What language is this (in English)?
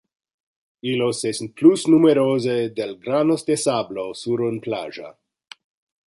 Interlingua